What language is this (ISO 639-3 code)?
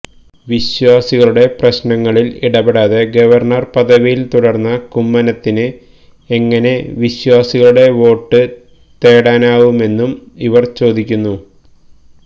mal